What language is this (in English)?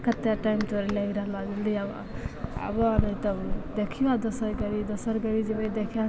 Maithili